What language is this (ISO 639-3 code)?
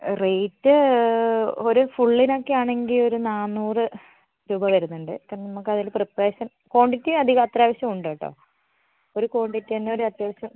mal